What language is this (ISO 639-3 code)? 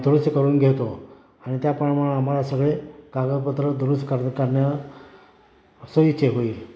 mar